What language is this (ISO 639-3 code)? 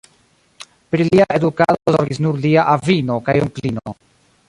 epo